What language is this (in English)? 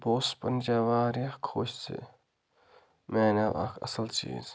Kashmiri